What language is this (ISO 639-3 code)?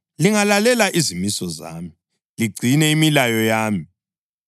nde